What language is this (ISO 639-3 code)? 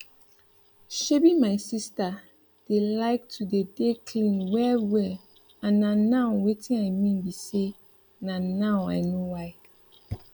pcm